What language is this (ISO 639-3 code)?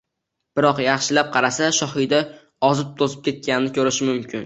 uzb